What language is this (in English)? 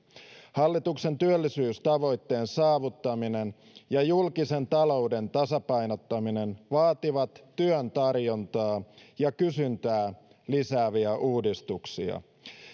Finnish